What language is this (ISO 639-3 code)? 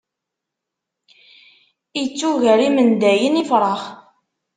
kab